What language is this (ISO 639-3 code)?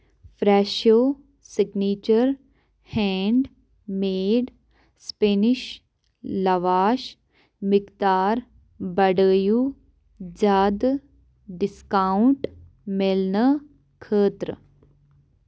kas